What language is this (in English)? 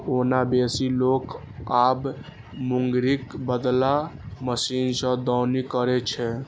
Maithili